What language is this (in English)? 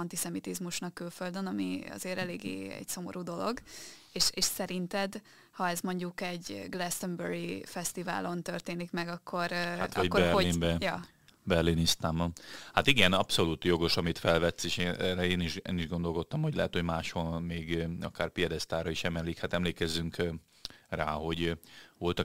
Hungarian